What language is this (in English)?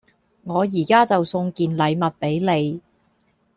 Cantonese